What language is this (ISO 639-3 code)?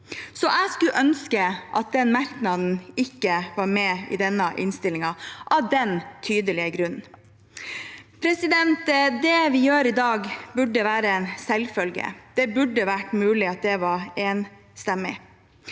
nor